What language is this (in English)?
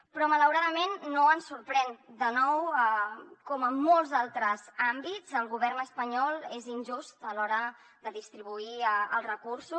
Catalan